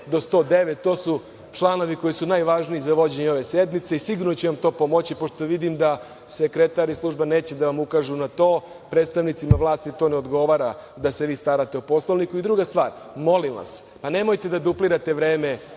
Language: Serbian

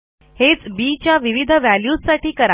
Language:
Marathi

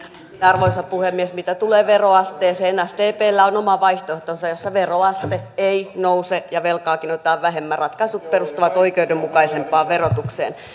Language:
Finnish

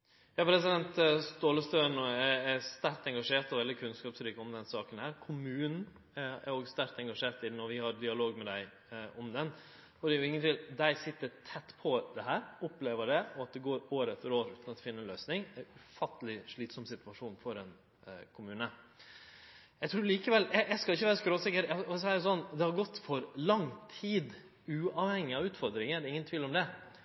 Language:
Norwegian Nynorsk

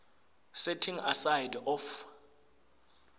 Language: Swati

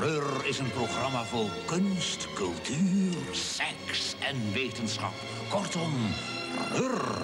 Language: Dutch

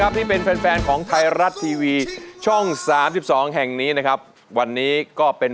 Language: Thai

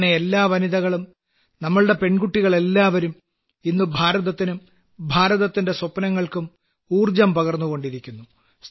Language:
Malayalam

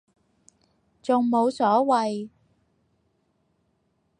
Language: Cantonese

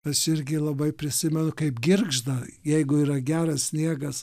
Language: Lithuanian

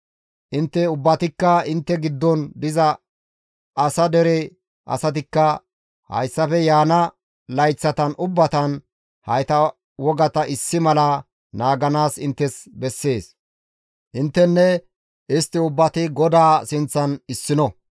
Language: Gamo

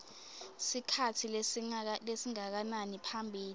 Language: Swati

